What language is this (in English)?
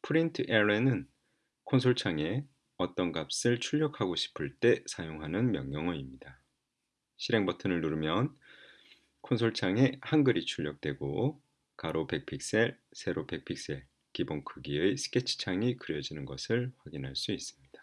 Korean